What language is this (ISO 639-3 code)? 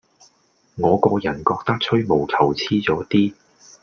yue